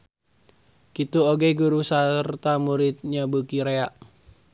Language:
Sundanese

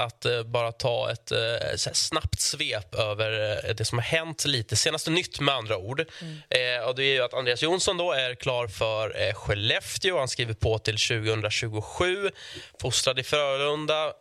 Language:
Swedish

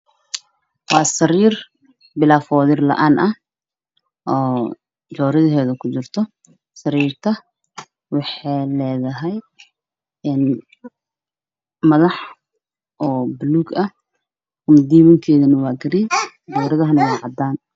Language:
Somali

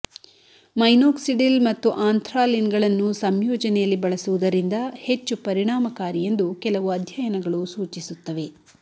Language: Kannada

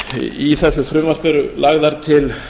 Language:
Icelandic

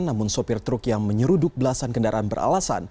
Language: Indonesian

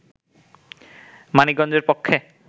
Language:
Bangla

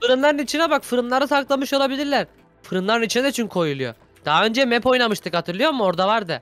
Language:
Turkish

